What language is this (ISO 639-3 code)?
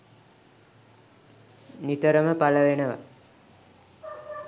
sin